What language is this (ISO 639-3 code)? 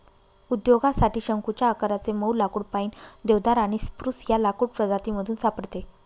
mar